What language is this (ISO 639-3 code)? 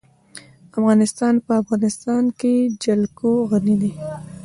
pus